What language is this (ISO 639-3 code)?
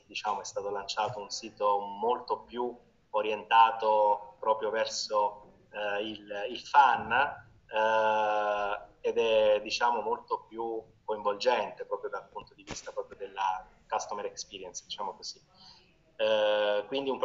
ita